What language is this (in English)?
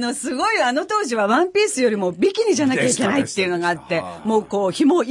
Japanese